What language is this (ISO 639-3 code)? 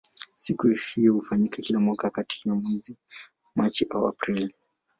swa